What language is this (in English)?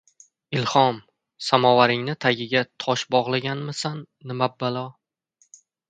Uzbek